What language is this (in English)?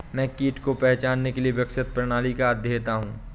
Hindi